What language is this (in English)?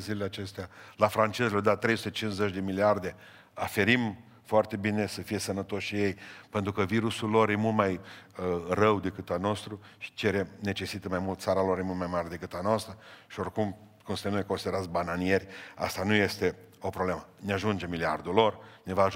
Romanian